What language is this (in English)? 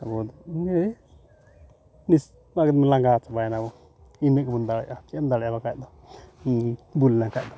Santali